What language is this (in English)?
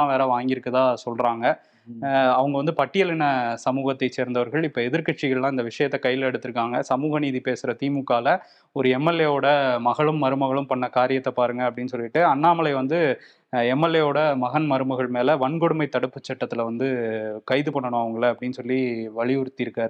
Tamil